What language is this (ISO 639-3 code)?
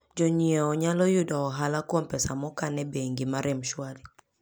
luo